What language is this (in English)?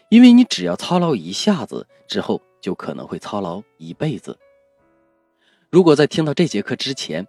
Chinese